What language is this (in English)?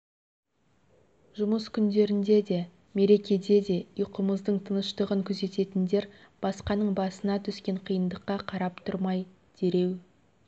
Kazakh